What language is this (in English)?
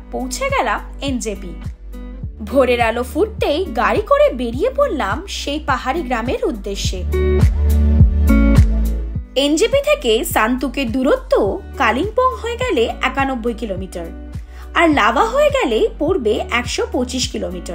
Bangla